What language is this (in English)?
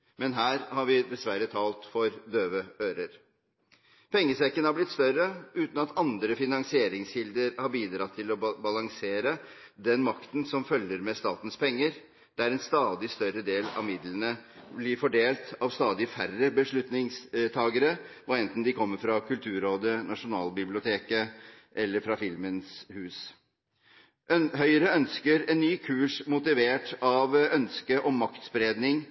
Norwegian Bokmål